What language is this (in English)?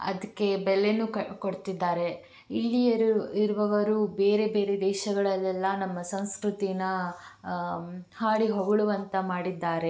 Kannada